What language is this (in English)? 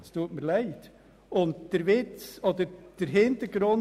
Swiss German